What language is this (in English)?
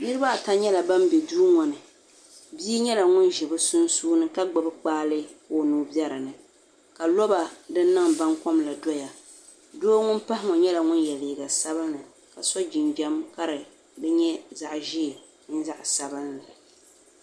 Dagbani